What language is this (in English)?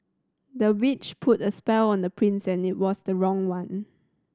English